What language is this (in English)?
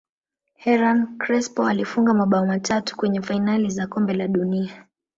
Swahili